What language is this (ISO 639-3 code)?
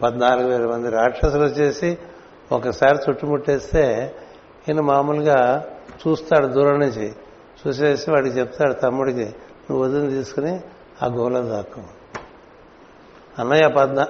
tel